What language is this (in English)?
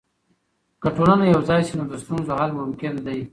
Pashto